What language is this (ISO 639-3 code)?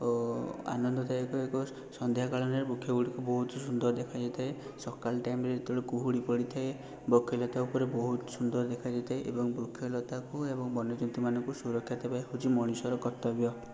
ori